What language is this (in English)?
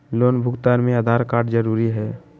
Magahi